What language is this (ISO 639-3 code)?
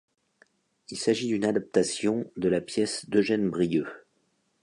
fra